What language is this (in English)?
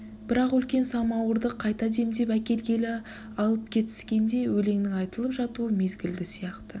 Kazakh